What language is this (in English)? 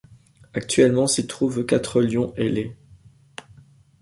French